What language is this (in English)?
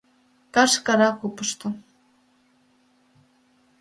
Mari